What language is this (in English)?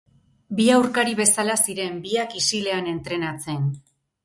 Basque